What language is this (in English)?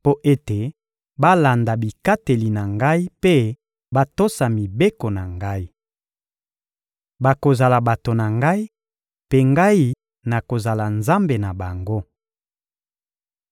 Lingala